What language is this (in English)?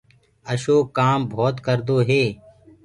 Gurgula